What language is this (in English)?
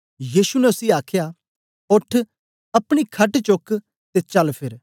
Dogri